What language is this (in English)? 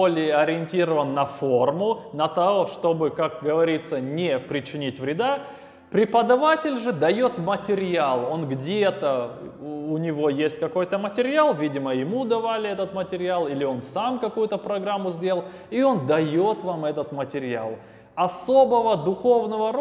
Russian